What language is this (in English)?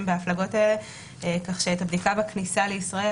Hebrew